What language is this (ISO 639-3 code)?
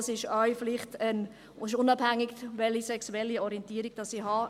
gsw